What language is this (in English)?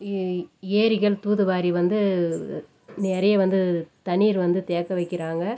Tamil